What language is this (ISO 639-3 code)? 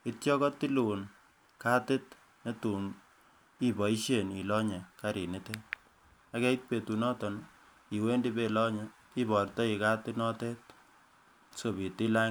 kln